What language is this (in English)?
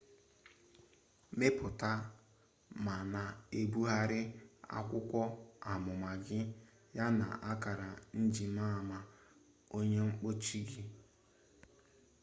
Igbo